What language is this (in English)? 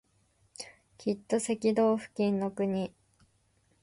Japanese